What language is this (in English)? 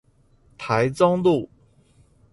Chinese